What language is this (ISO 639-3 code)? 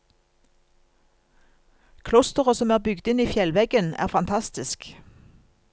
nor